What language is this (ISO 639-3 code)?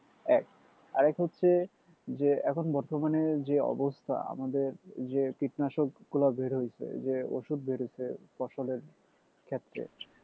ben